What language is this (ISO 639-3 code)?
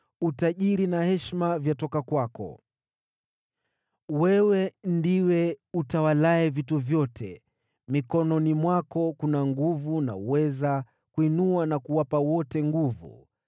swa